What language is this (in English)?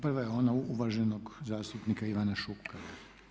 Croatian